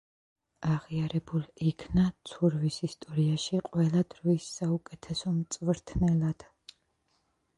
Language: Georgian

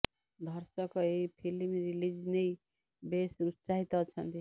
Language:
Odia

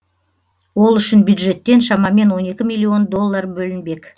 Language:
Kazakh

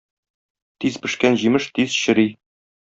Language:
Tatar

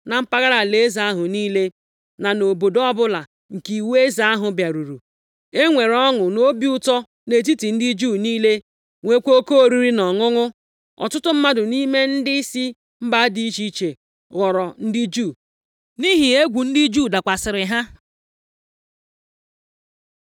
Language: Igbo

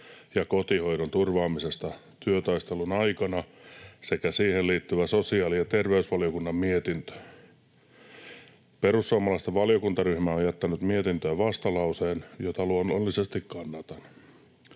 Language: Finnish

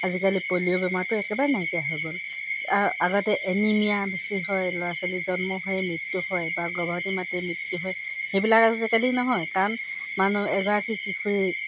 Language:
Assamese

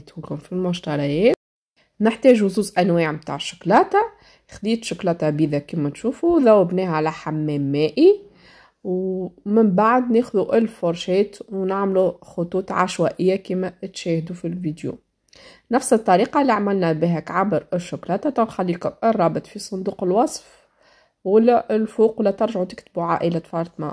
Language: Arabic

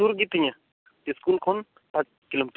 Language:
Santali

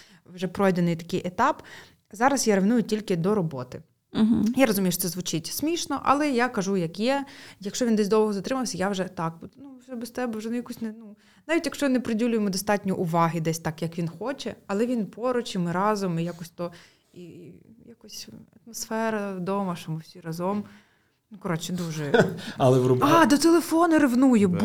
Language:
Ukrainian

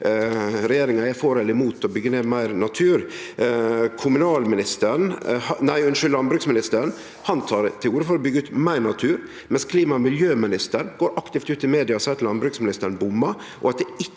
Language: Norwegian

